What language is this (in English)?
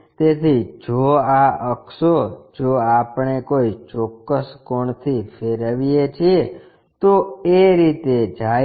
Gujarati